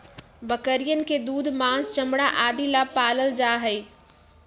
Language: Magahi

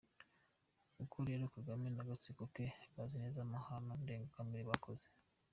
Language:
Kinyarwanda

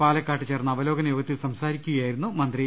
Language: Malayalam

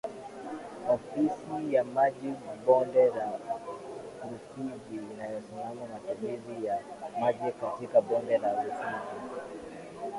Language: Swahili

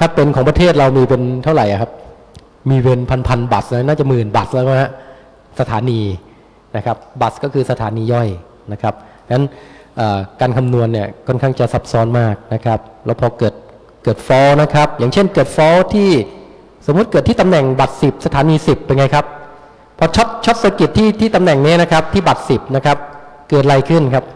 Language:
Thai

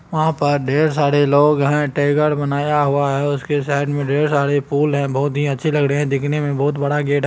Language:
Magahi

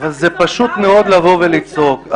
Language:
Hebrew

